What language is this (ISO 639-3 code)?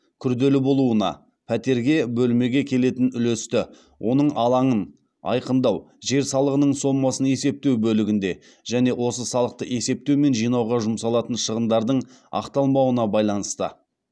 kaz